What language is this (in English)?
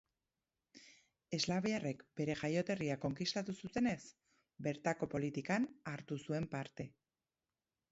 Basque